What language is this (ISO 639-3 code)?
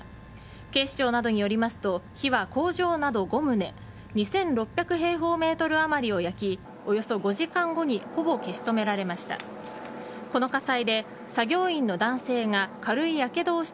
jpn